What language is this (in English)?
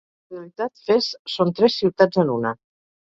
Catalan